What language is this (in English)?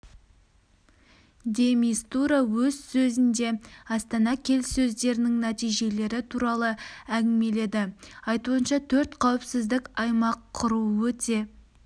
Kazakh